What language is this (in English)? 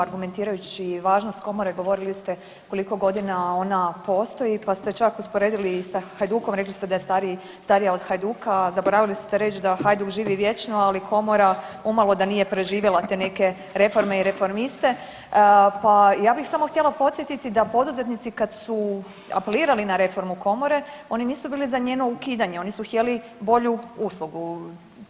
Croatian